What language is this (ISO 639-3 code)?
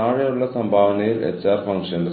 mal